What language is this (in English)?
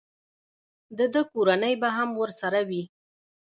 Pashto